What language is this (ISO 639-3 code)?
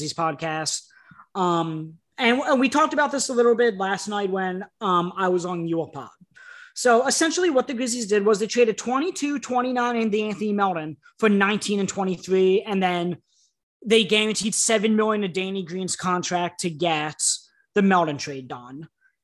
eng